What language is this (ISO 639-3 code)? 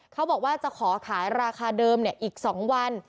tha